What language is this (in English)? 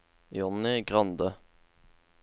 Norwegian